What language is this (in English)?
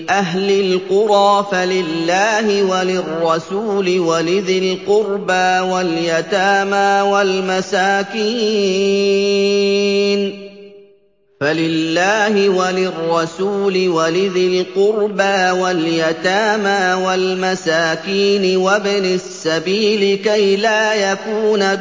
Arabic